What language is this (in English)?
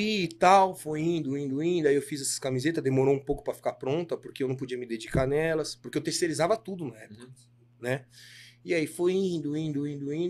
Portuguese